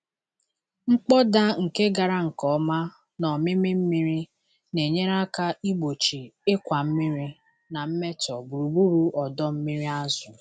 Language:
Igbo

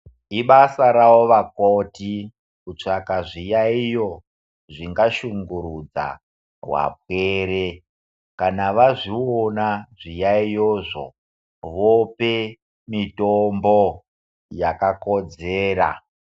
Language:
Ndau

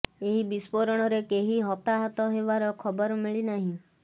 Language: Odia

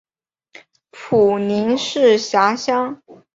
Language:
Chinese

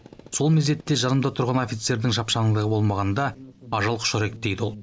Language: Kazakh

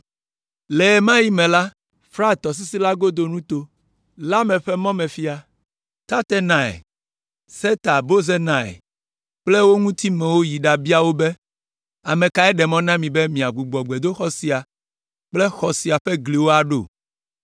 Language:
Ewe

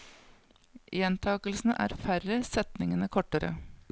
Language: Norwegian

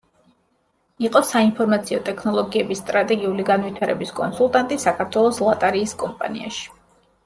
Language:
Georgian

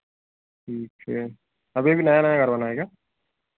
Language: Hindi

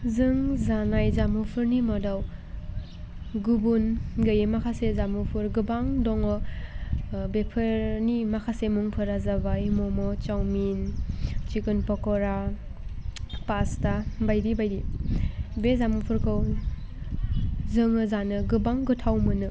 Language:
Bodo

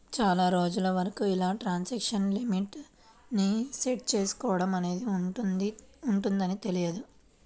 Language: Telugu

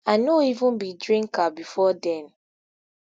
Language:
Nigerian Pidgin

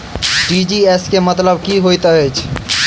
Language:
Maithili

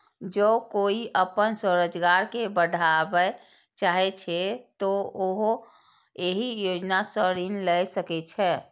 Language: Maithili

